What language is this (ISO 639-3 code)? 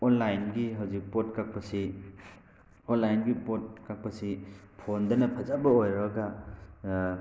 mni